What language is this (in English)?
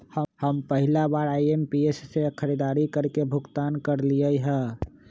Magahi